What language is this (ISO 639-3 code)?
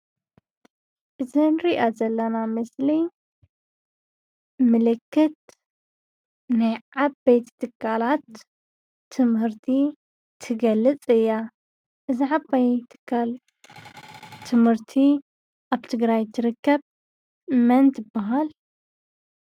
tir